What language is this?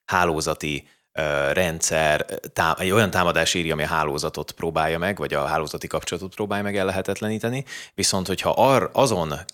Hungarian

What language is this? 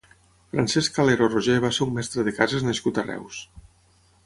Catalan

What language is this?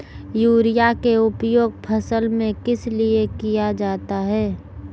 Magahi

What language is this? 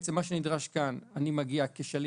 Hebrew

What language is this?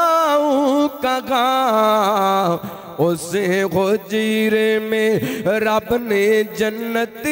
Hindi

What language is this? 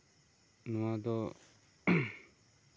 Santali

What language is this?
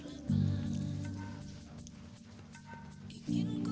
Indonesian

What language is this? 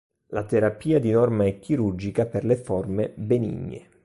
Italian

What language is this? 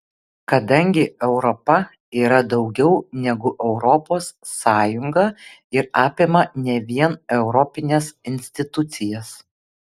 Lithuanian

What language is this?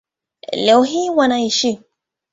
Swahili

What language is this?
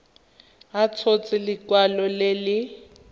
Tswana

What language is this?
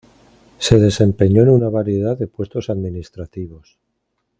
Spanish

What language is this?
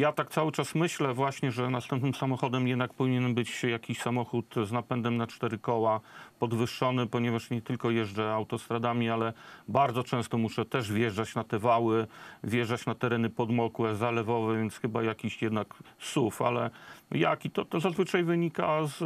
Polish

